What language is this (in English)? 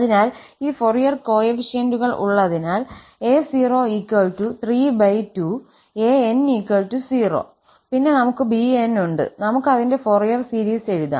Malayalam